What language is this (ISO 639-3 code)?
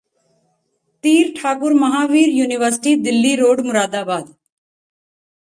pan